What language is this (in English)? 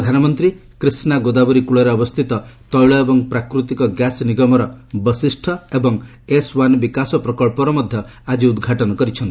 Odia